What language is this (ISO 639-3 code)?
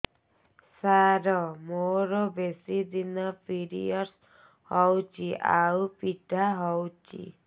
ori